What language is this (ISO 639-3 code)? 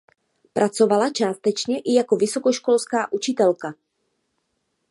ces